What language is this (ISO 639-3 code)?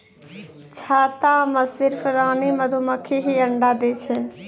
mai